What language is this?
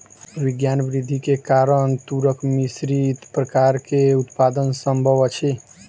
Maithili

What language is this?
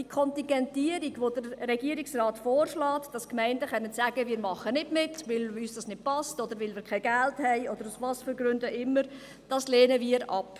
Swiss German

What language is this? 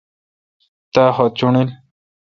Kalkoti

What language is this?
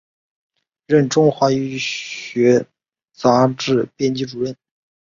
Chinese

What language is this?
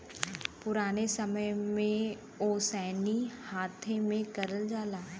Bhojpuri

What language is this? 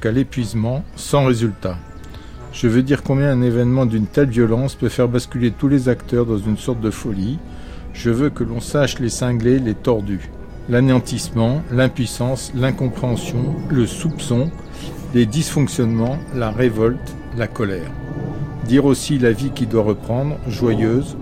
French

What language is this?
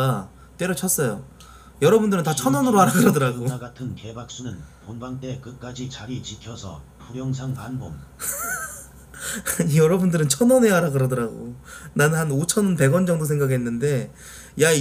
Korean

